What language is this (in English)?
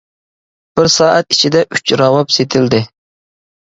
Uyghur